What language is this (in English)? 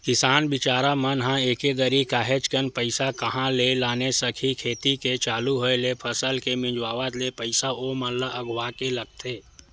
Chhattisgarhi